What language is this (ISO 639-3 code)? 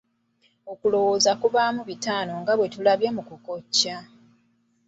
lug